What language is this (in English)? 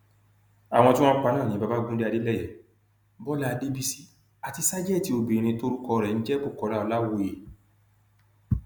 Yoruba